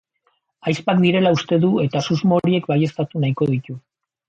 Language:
Basque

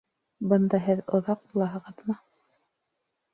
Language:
Bashkir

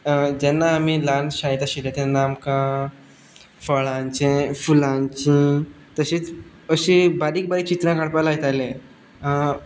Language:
Konkani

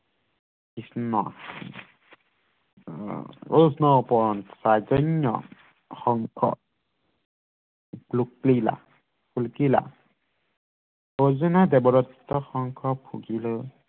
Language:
Assamese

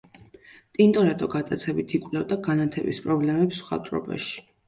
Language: Georgian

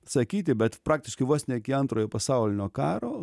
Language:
Lithuanian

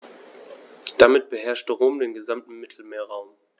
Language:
German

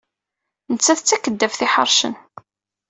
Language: Kabyle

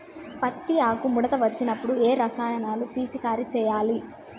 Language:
Telugu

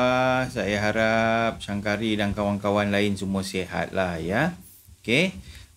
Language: Malay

